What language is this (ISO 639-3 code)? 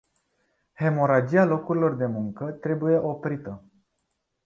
ron